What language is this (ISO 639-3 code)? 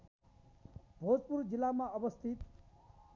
nep